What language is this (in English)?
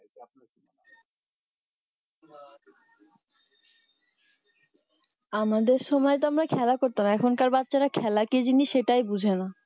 Bangla